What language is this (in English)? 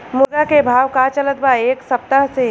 Bhojpuri